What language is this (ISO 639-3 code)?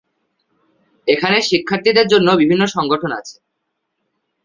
ben